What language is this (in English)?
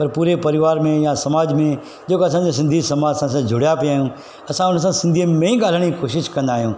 Sindhi